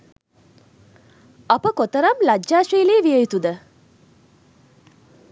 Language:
Sinhala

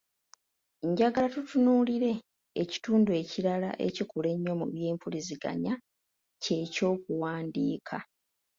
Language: Ganda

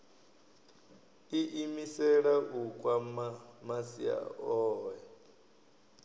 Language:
Venda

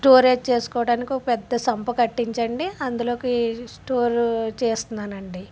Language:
Telugu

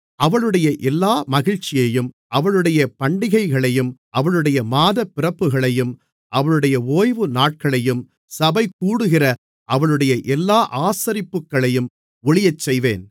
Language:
Tamil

